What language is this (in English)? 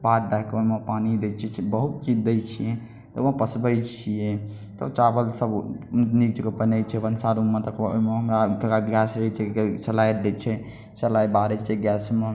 Maithili